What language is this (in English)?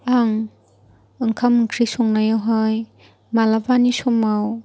Bodo